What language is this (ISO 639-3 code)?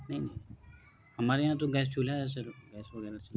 urd